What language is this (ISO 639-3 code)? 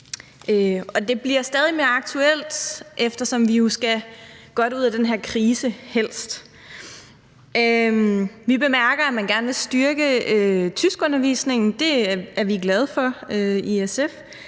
dan